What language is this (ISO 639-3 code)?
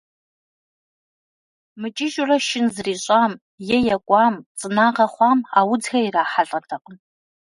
kbd